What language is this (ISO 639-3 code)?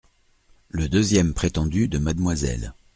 fra